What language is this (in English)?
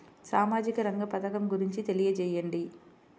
Telugu